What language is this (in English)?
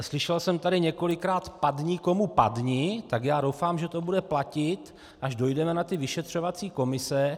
Czech